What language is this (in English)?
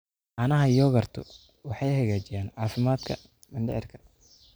Somali